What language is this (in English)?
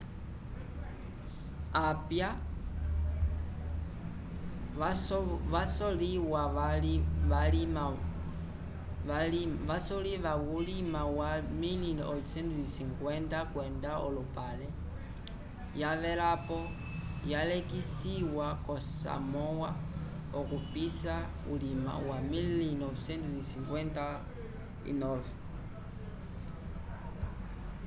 Umbundu